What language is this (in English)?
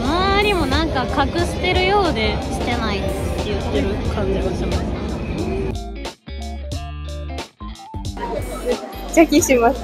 Japanese